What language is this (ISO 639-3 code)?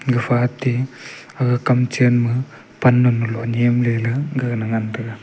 nnp